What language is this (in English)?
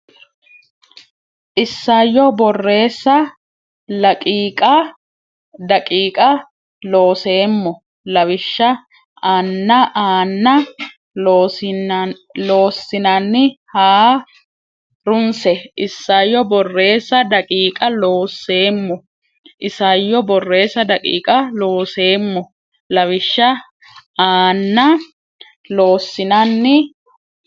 Sidamo